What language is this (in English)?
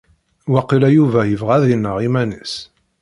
Kabyle